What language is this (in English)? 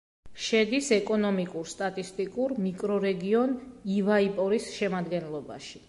Georgian